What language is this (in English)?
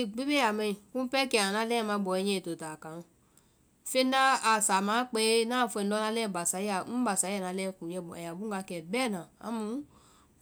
Vai